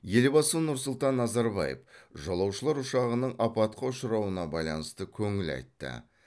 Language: Kazakh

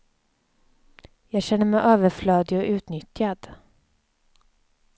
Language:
Swedish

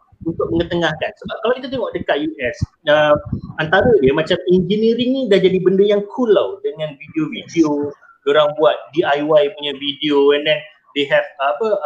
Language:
Malay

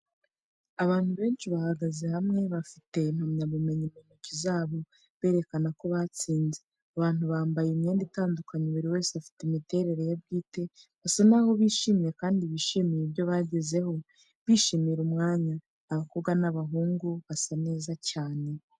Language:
Kinyarwanda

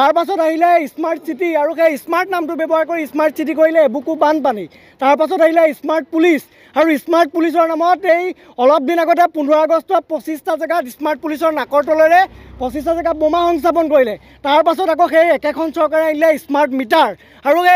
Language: Bangla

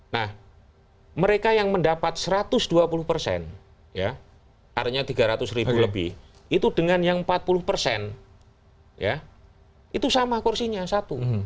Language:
Indonesian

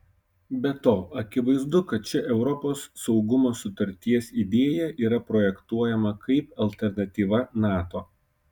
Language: Lithuanian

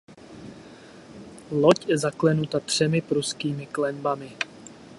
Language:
Czech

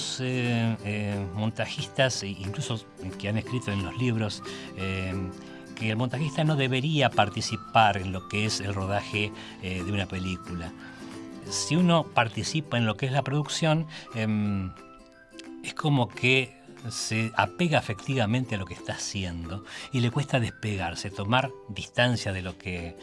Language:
Spanish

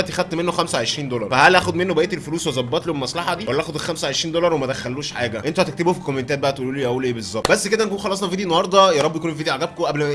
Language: Arabic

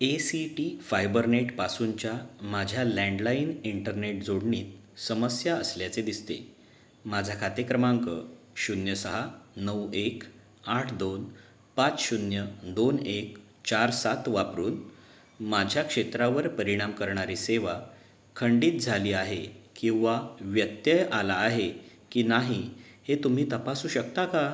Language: Marathi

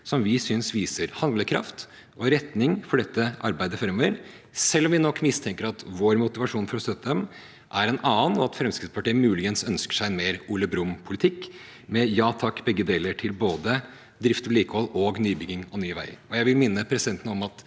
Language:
Norwegian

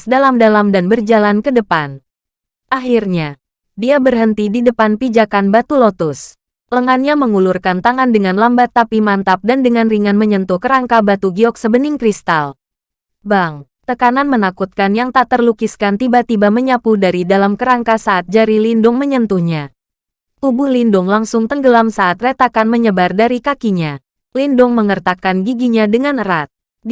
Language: Indonesian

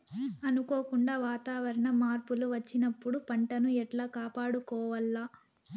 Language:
Telugu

